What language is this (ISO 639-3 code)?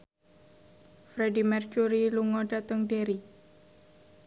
jav